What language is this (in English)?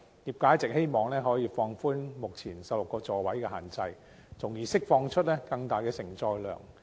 Cantonese